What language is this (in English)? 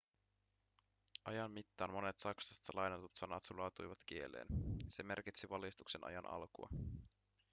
Finnish